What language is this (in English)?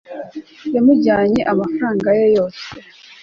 Kinyarwanda